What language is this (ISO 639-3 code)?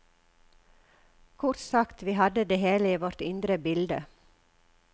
nor